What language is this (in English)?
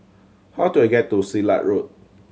English